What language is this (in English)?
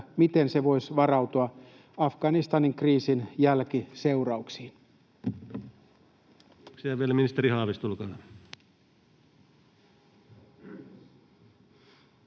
Finnish